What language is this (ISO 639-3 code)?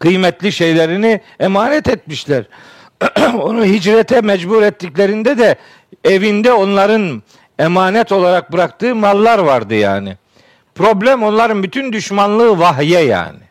tur